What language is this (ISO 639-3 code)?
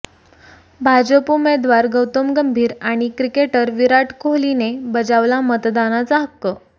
mar